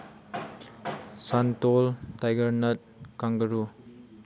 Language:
Manipuri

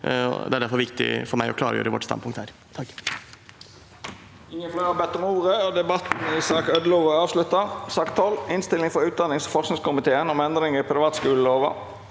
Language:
Norwegian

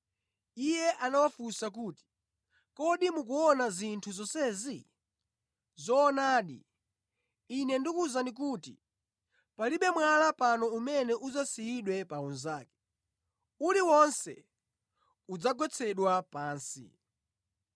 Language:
Nyanja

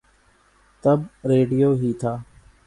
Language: Urdu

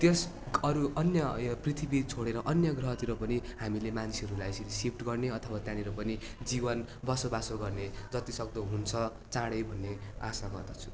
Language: Nepali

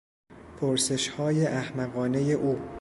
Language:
Persian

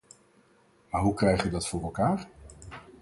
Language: Dutch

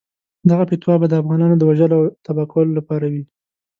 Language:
Pashto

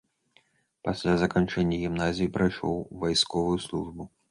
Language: Belarusian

